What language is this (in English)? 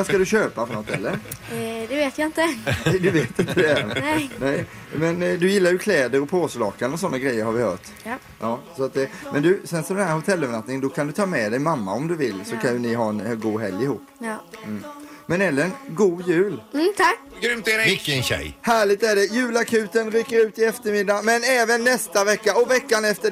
Swedish